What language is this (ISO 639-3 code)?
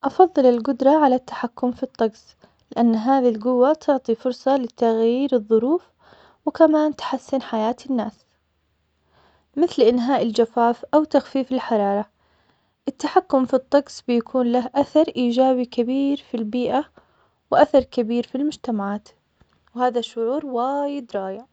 acx